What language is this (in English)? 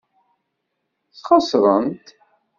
Kabyle